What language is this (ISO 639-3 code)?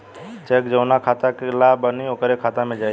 bho